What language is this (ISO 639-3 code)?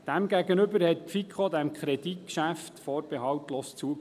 gsw